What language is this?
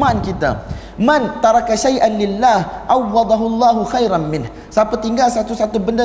Malay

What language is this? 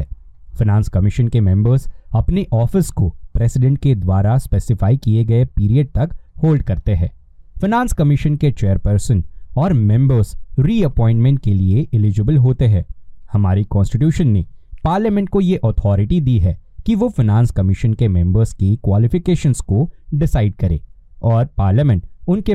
Hindi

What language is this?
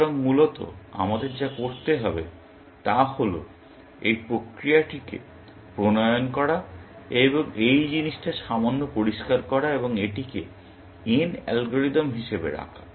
Bangla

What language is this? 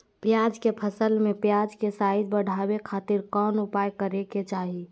Magahi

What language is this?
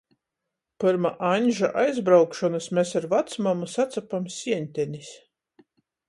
Latgalian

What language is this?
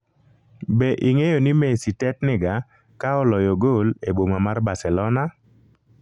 Luo (Kenya and Tanzania)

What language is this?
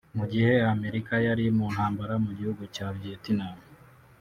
Kinyarwanda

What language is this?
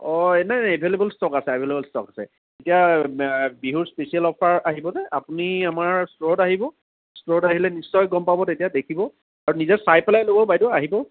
Assamese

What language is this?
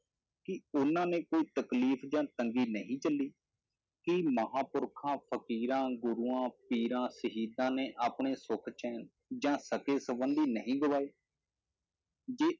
Punjabi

